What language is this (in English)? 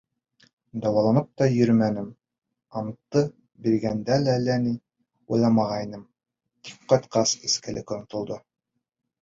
Bashkir